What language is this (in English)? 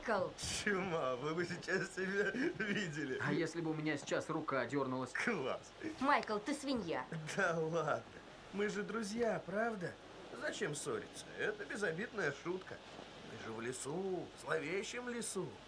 Russian